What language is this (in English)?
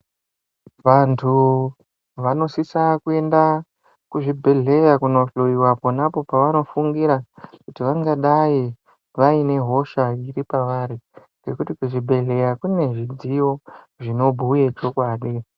Ndau